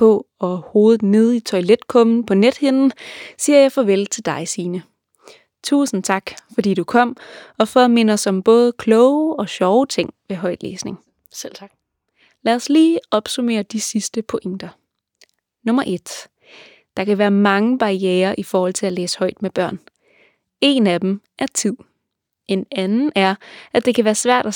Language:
Danish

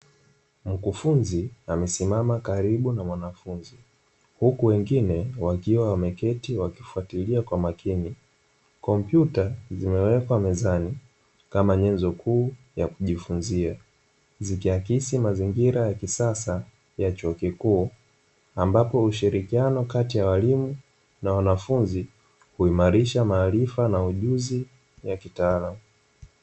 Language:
Swahili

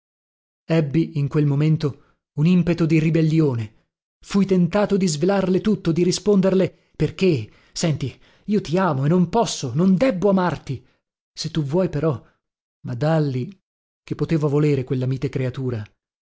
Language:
Italian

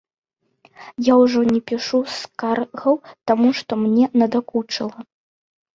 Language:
Belarusian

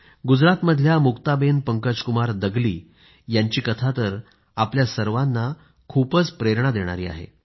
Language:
Marathi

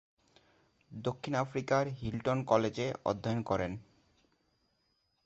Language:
Bangla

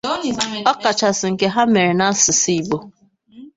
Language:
Igbo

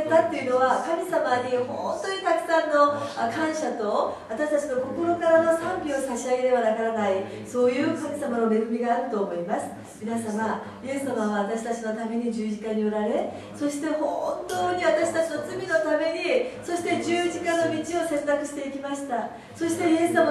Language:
Japanese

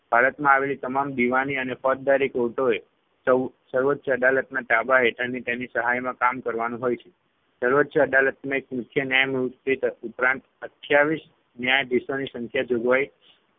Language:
Gujarati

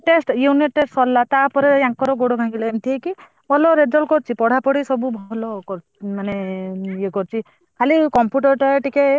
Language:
Odia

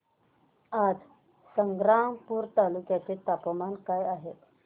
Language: Marathi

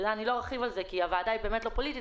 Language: Hebrew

